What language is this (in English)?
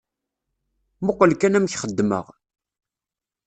Kabyle